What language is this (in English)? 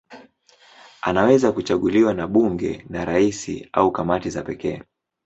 Swahili